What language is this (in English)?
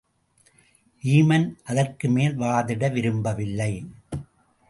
Tamil